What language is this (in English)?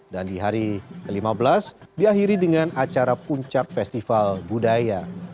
Indonesian